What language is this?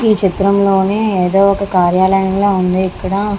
Telugu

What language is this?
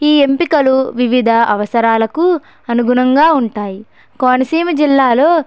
Telugu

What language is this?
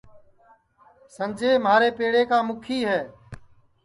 Sansi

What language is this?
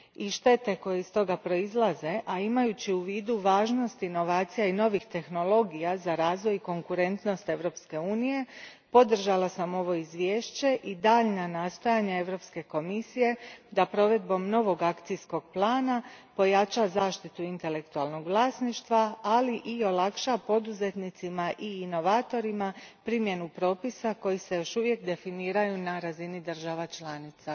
Croatian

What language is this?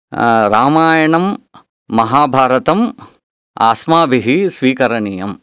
Sanskrit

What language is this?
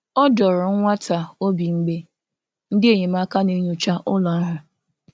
Igbo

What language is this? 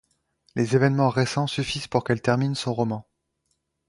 French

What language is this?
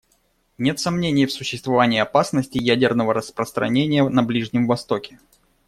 Russian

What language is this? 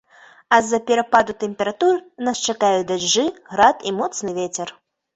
Belarusian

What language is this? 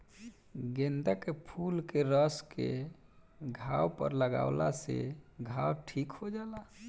Bhojpuri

